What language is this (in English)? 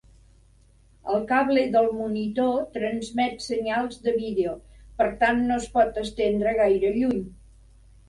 Catalan